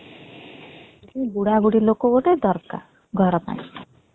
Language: Odia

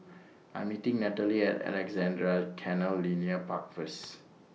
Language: English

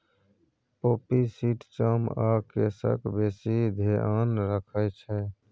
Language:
Maithili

